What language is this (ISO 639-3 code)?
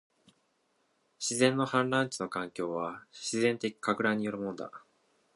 jpn